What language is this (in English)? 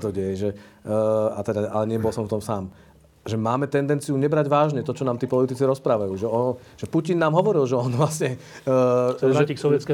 Slovak